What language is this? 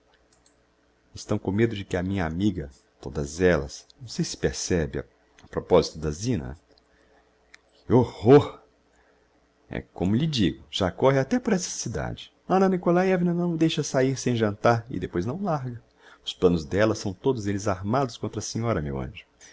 Portuguese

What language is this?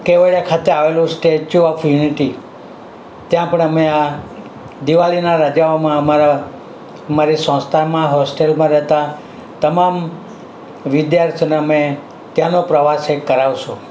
Gujarati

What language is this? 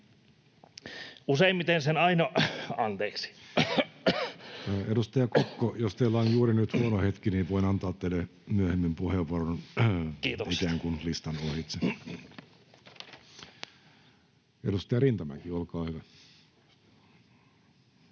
Finnish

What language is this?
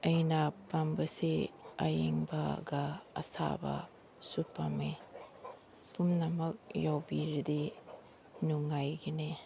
Manipuri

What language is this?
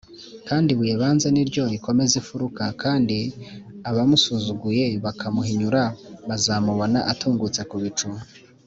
Kinyarwanda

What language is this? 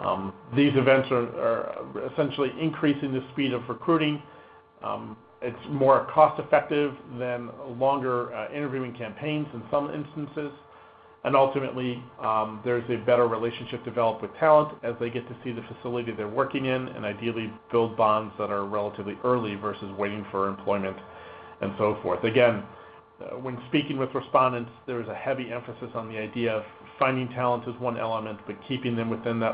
English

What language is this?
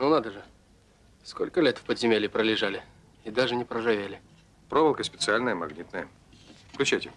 Russian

